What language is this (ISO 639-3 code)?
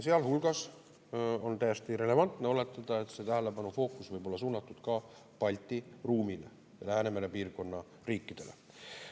est